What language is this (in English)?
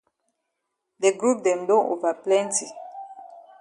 Cameroon Pidgin